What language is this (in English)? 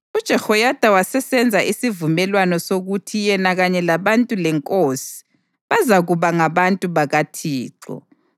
North Ndebele